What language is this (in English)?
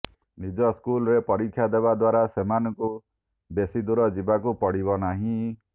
Odia